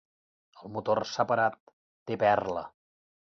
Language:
Catalan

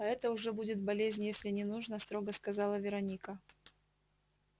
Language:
Russian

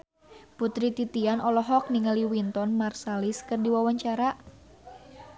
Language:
Sundanese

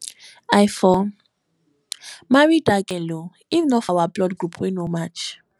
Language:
Nigerian Pidgin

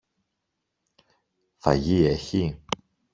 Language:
Greek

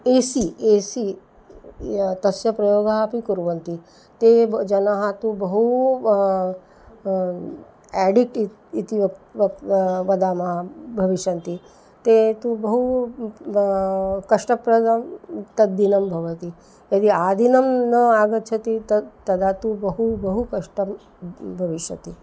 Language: Sanskrit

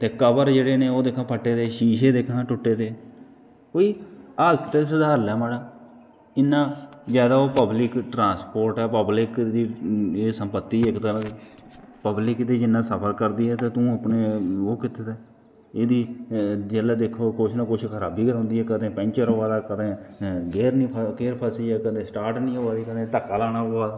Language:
Dogri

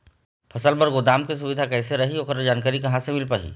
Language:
Chhattisgarhi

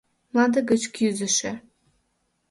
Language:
Mari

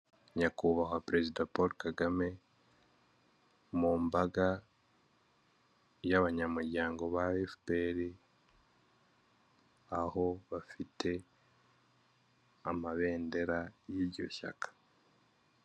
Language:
Kinyarwanda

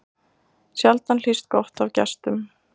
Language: Icelandic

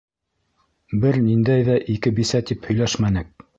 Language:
Bashkir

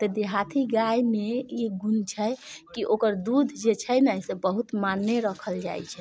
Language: Maithili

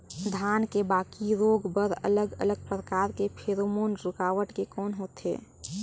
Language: Chhattisgarhi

